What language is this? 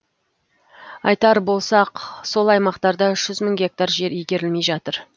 Kazakh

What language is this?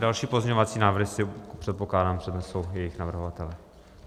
Czech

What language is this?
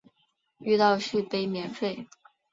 Chinese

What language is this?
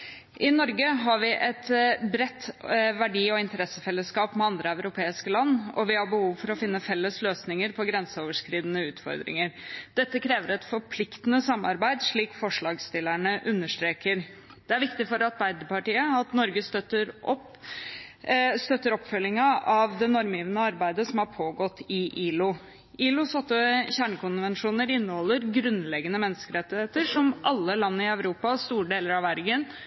Norwegian Bokmål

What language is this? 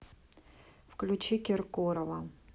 Russian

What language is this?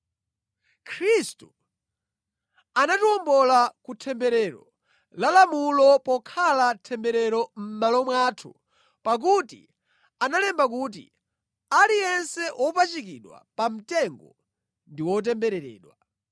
Nyanja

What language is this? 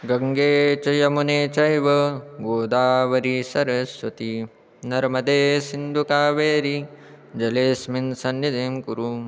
Sanskrit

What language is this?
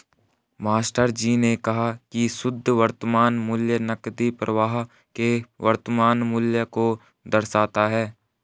Hindi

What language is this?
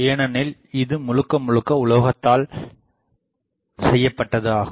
Tamil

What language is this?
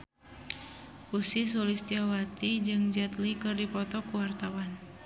Sundanese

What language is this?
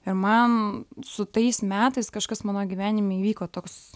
Lithuanian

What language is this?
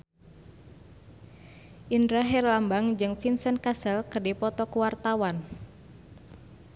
Sundanese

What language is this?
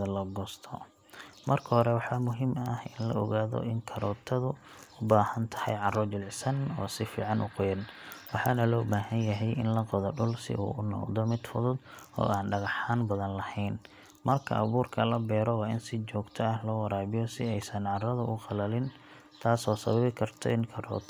Somali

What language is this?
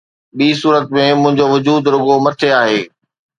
Sindhi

